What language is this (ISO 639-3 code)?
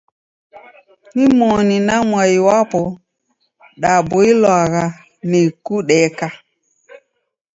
dav